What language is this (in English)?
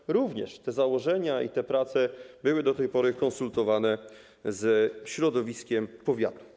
Polish